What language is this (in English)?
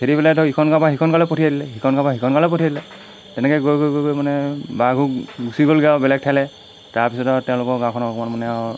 Assamese